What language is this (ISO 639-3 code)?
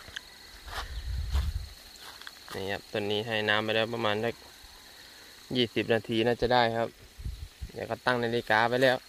tha